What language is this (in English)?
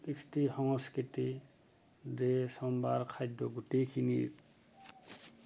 Assamese